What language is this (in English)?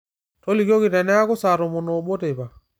Masai